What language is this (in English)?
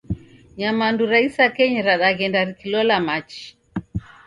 Taita